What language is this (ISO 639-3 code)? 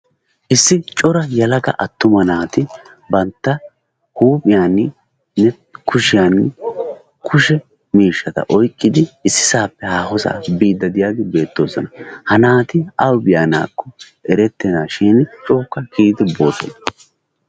wal